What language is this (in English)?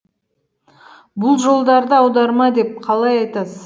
Kazakh